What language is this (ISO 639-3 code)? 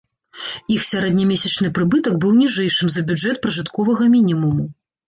bel